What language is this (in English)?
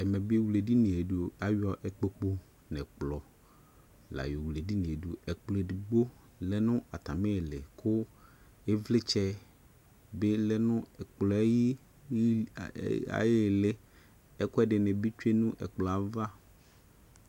Ikposo